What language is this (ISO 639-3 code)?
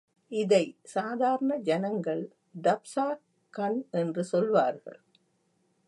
tam